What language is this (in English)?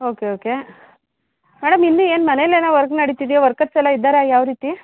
Kannada